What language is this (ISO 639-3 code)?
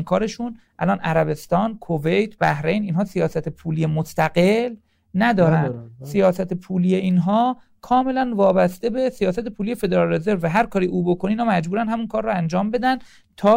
fas